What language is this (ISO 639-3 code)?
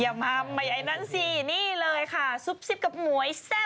tha